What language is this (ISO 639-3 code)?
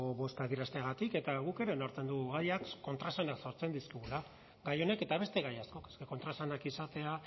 eus